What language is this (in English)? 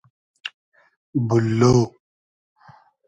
Hazaragi